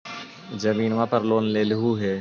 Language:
Magahi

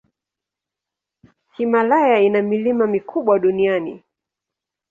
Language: Swahili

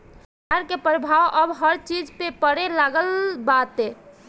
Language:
Bhojpuri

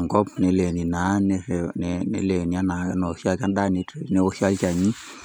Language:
Masai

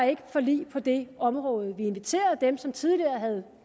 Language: Danish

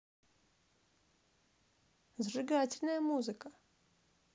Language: Russian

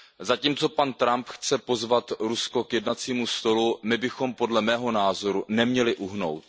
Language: Czech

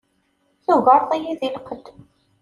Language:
Kabyle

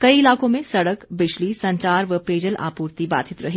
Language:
Hindi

